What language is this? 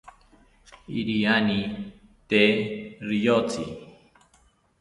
South Ucayali Ashéninka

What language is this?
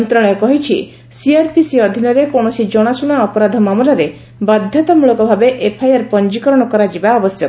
Odia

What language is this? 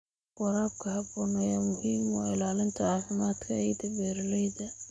Somali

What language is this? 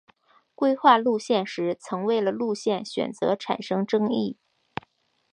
Chinese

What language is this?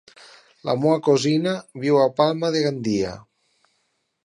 Catalan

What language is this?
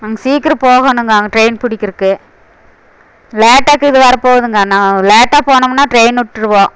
Tamil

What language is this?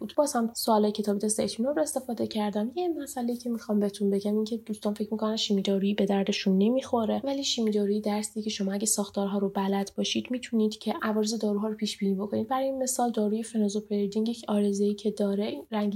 Persian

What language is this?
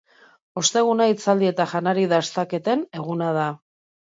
Basque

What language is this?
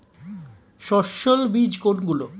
Bangla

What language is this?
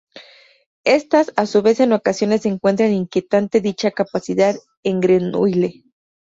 Spanish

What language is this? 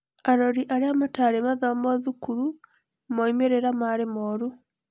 Kikuyu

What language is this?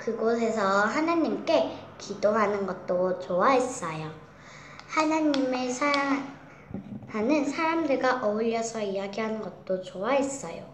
Korean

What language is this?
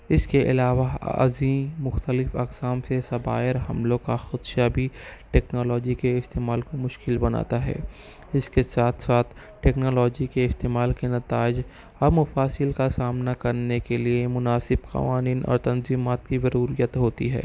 Urdu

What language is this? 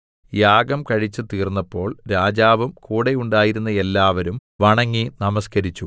Malayalam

